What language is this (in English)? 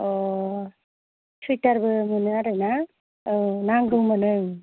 Bodo